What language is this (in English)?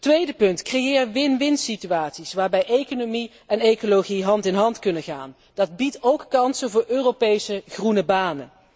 Dutch